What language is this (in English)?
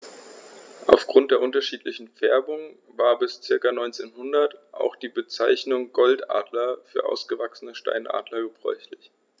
German